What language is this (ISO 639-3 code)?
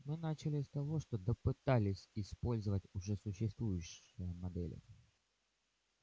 rus